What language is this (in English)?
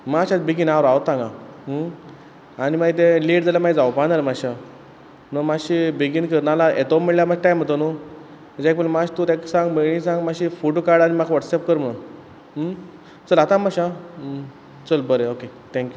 Konkani